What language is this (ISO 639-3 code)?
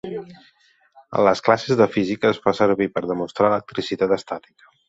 cat